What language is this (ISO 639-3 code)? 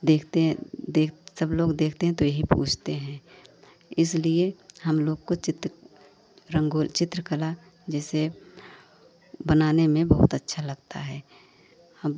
hin